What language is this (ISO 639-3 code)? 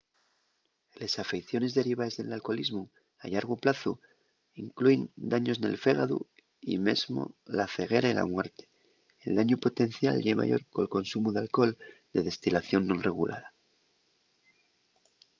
ast